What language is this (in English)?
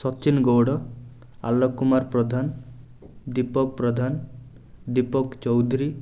Odia